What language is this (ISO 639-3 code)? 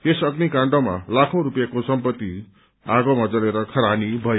nep